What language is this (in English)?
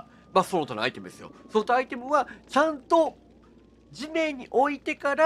Japanese